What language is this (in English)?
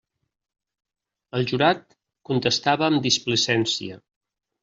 Catalan